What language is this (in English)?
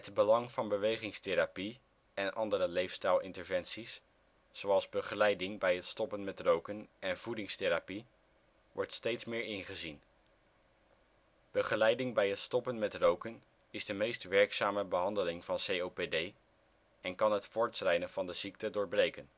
Dutch